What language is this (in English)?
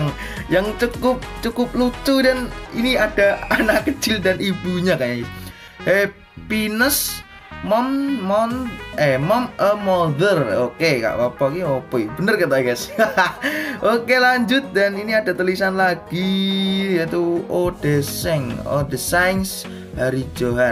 Indonesian